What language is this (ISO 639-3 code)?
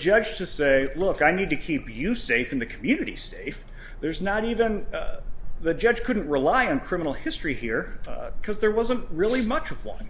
eng